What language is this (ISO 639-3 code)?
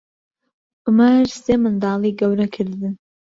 ckb